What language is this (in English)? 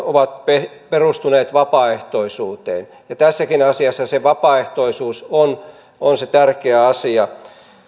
Finnish